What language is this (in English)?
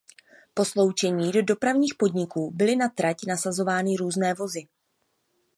Czech